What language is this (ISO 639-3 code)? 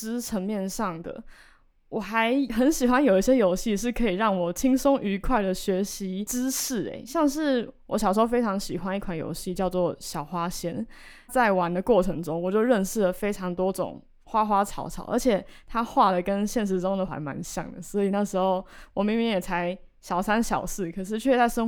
zho